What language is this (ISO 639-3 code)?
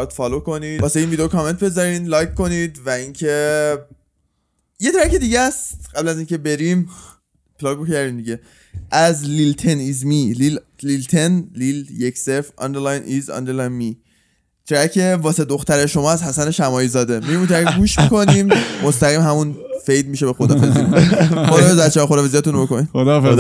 fas